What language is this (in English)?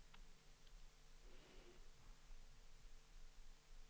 Danish